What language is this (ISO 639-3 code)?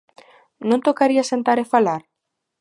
glg